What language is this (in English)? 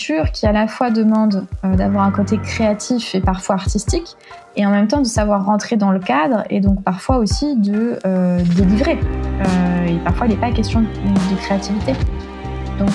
French